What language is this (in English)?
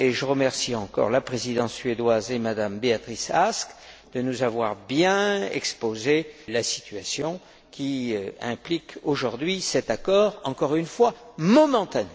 French